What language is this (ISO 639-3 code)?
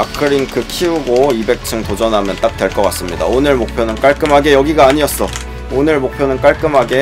kor